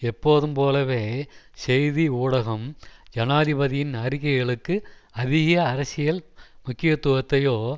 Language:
Tamil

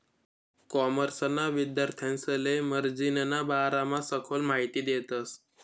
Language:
Marathi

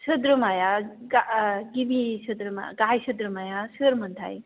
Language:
Bodo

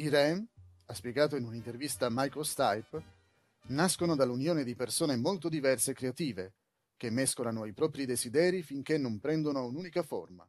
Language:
Italian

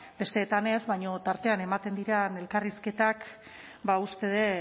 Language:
Basque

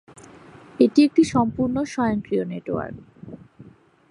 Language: Bangla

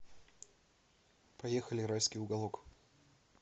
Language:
Russian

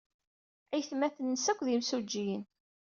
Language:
Kabyle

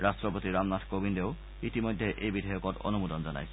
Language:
Assamese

